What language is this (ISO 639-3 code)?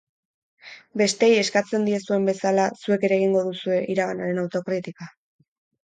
eus